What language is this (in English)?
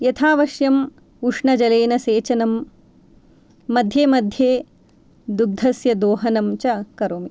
Sanskrit